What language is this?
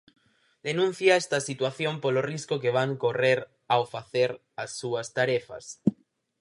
Galician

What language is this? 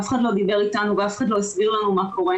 Hebrew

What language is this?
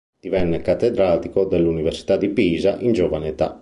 Italian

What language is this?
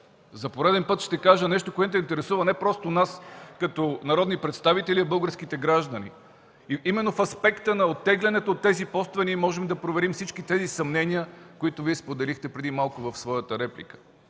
Bulgarian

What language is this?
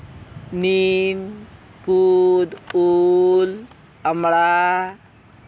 Santali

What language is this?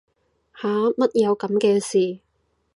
Cantonese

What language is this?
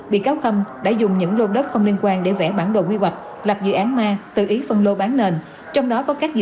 Vietnamese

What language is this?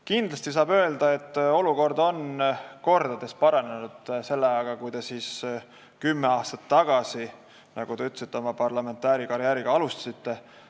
Estonian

